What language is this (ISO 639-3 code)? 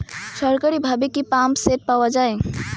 ben